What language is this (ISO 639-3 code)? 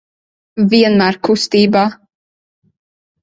lav